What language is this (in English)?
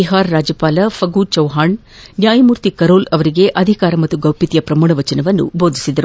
Kannada